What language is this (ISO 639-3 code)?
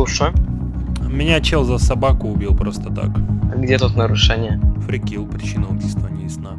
rus